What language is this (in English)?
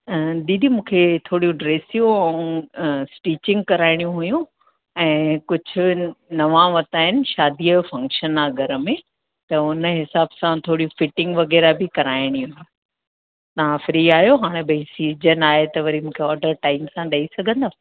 Sindhi